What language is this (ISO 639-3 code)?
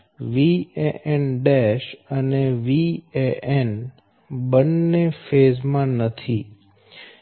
guj